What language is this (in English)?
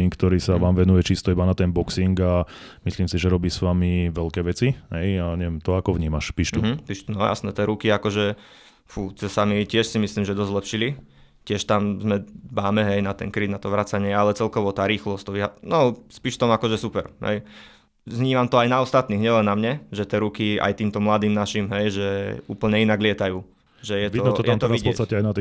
Slovak